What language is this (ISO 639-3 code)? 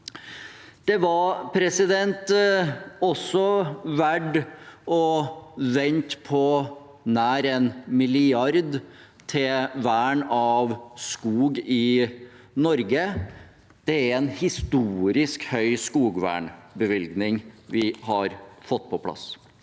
nor